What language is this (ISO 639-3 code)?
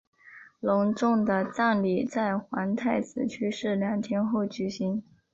zho